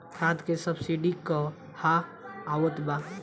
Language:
Bhojpuri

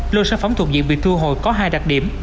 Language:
Vietnamese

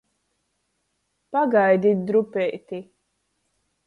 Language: Latgalian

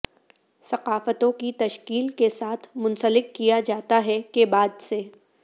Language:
Urdu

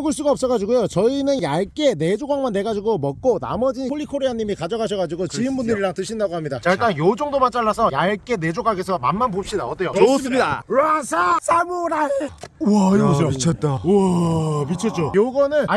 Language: Korean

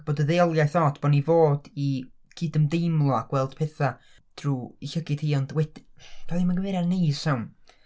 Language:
Welsh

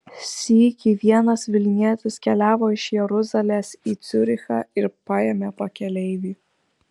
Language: Lithuanian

